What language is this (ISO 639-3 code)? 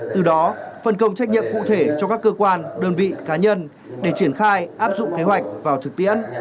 vie